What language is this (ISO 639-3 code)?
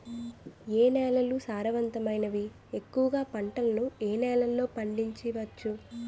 tel